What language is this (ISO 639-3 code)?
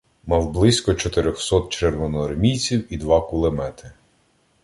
ukr